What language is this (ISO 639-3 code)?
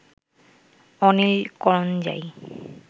ben